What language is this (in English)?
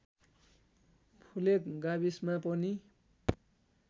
Nepali